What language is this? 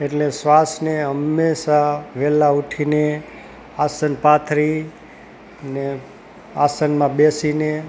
Gujarati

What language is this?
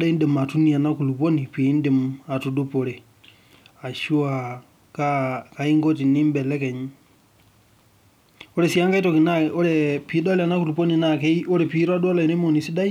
Masai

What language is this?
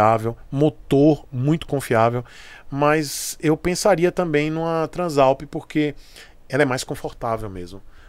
Portuguese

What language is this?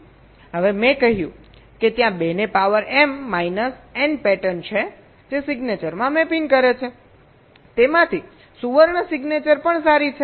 Gujarati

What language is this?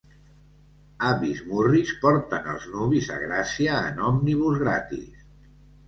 Catalan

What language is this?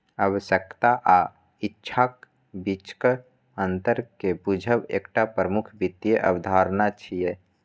Maithili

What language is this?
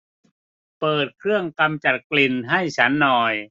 Thai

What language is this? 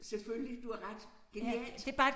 Danish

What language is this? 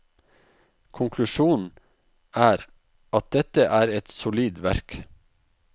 Norwegian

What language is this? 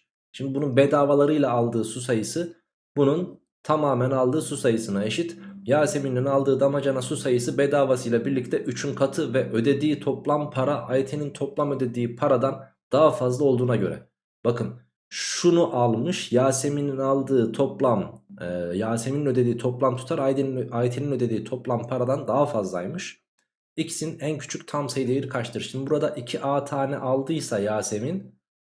Turkish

